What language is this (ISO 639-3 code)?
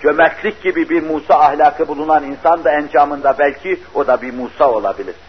tur